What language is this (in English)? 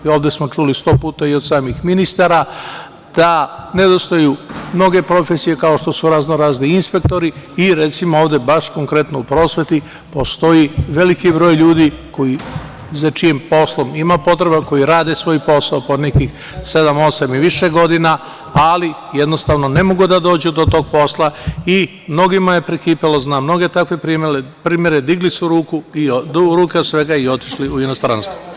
Serbian